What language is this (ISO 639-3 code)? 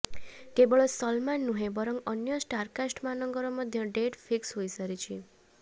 ori